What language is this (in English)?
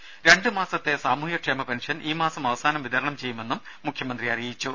Malayalam